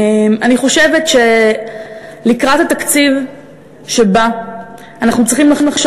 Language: Hebrew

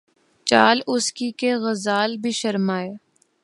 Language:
Urdu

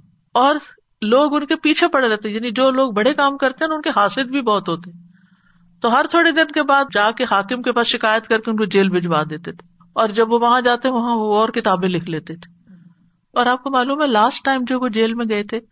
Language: Urdu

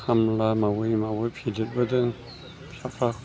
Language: Bodo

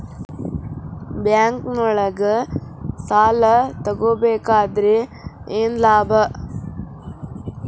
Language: Kannada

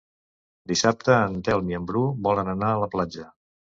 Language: Catalan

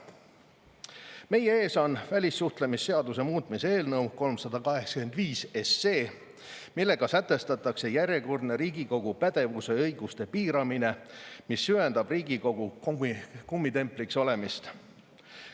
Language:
Estonian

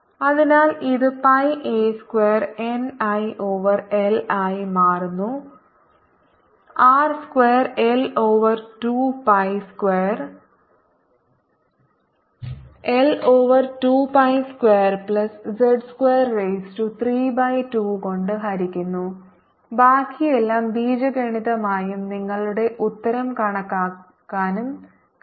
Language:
Malayalam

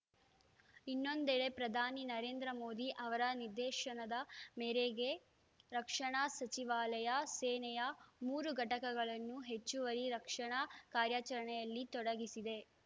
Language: Kannada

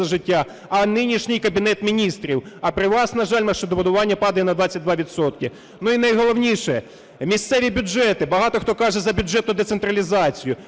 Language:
Ukrainian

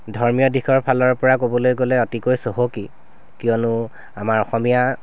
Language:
Assamese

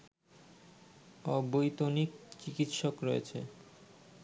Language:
Bangla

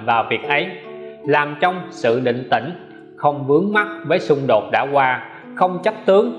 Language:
Vietnamese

